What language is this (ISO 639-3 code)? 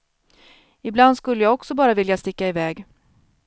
swe